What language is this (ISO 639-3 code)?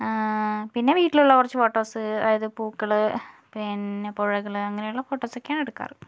mal